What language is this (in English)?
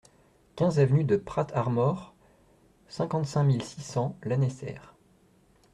French